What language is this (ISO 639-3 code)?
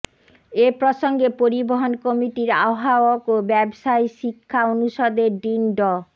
ben